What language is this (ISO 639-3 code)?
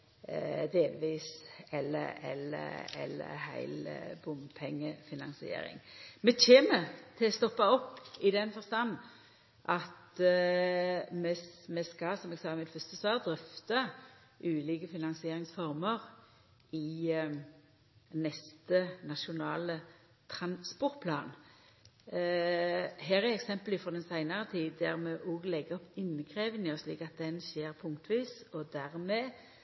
nno